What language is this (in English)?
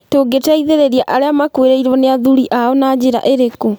Kikuyu